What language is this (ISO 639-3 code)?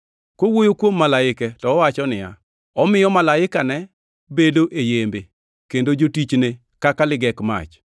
luo